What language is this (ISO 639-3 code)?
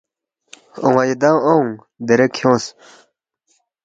bft